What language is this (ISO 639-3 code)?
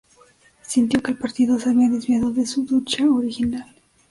spa